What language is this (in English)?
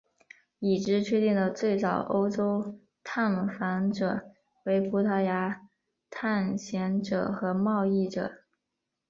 Chinese